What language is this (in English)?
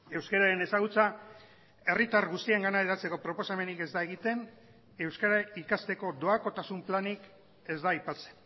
Basque